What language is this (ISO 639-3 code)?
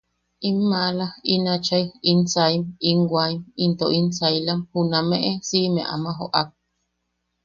yaq